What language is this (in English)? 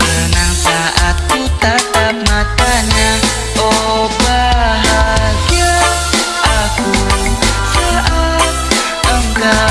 Indonesian